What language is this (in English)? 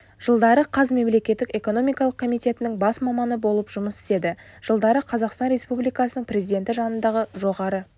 Kazakh